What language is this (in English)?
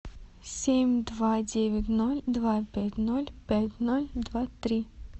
Russian